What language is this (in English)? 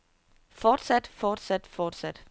Danish